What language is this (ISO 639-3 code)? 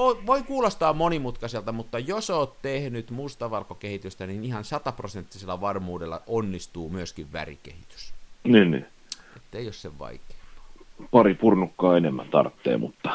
fin